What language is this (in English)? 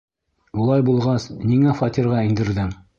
Bashkir